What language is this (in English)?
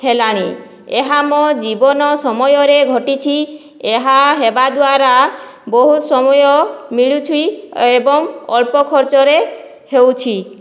Odia